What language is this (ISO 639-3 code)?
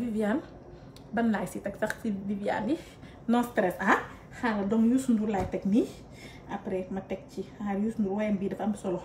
fra